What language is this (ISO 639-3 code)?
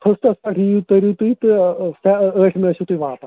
kas